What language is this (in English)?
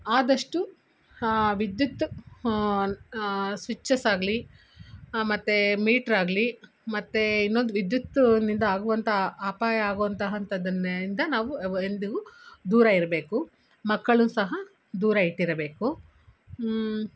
Kannada